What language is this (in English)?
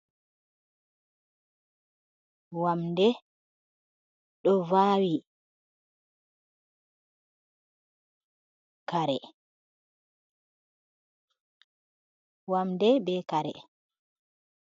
Fula